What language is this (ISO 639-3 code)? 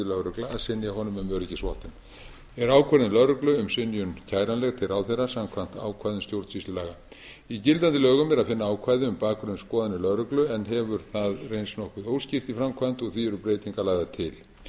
isl